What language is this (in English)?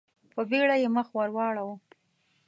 Pashto